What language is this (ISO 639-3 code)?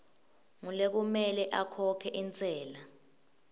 ssw